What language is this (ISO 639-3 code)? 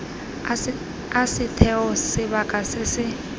tsn